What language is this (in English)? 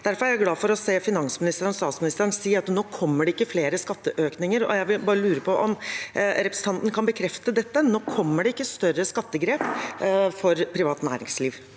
Norwegian